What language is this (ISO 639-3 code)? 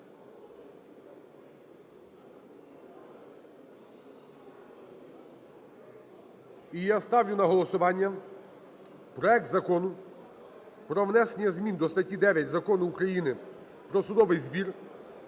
ukr